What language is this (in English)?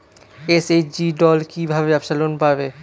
Bangla